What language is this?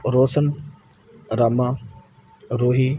Punjabi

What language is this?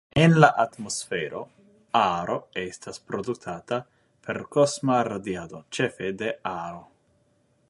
Esperanto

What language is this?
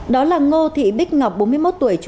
Vietnamese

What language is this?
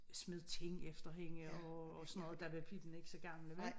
Danish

